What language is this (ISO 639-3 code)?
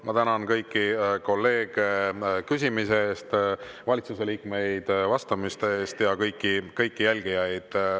est